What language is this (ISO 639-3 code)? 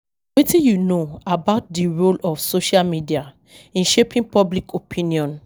pcm